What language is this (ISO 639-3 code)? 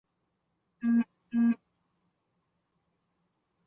zho